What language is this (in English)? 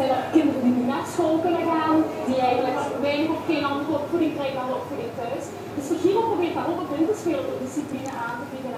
Dutch